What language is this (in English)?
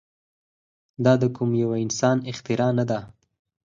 Pashto